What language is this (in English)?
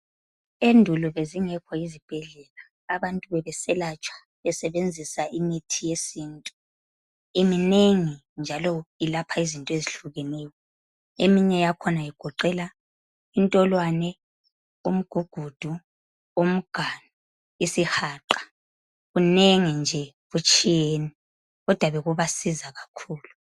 North Ndebele